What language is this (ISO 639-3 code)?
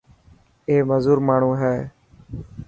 mki